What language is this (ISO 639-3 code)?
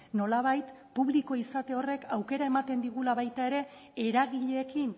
eus